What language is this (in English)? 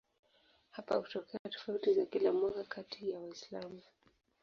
Swahili